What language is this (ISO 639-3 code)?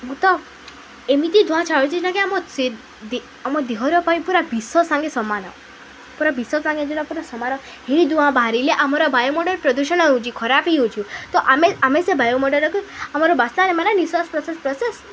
ori